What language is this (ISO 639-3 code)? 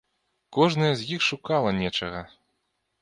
bel